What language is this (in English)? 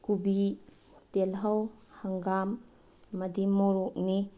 Manipuri